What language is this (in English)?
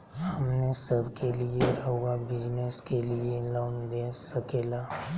Magahi